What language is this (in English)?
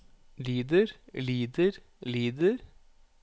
Norwegian